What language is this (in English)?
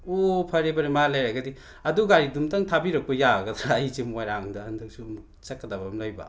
Manipuri